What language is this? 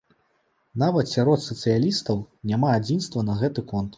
Belarusian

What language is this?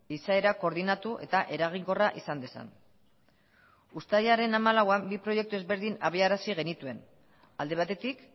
Basque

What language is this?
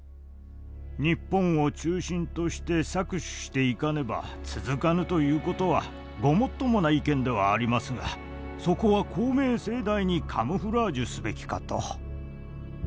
Japanese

